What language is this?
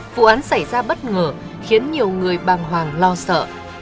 Vietnamese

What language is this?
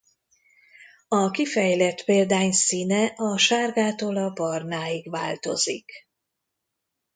Hungarian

